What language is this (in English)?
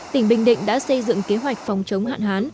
Vietnamese